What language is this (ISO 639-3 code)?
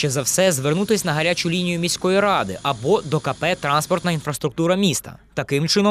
ukr